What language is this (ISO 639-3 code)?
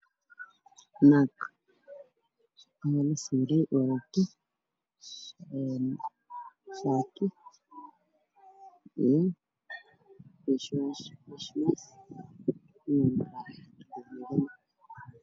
som